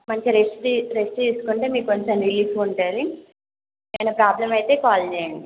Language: Telugu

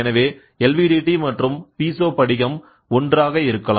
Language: Tamil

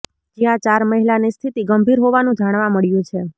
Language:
Gujarati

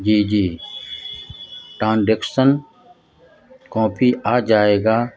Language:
Urdu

